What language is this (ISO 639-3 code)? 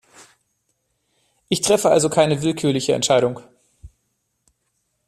deu